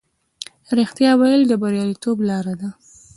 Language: Pashto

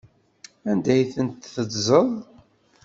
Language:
Kabyle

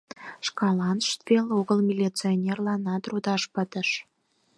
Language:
Mari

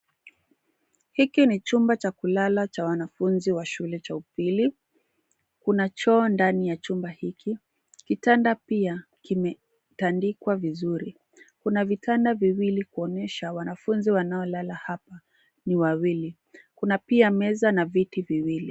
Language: Swahili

